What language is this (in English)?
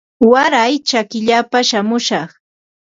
Ambo-Pasco Quechua